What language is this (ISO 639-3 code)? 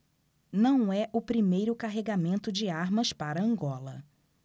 por